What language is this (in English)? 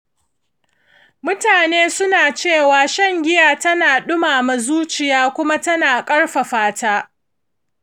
Hausa